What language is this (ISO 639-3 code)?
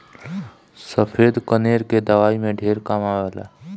bho